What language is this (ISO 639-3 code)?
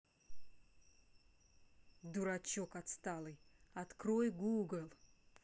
rus